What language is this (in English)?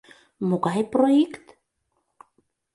Mari